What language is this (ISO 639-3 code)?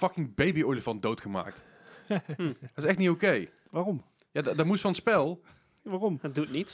nld